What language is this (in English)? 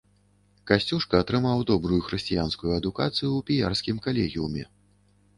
Belarusian